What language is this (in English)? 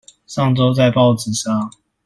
Chinese